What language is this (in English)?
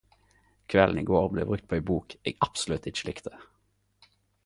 Norwegian Nynorsk